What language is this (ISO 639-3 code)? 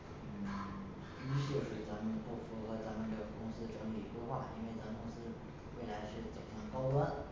zho